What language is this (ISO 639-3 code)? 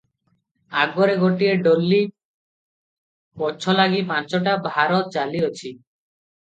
ori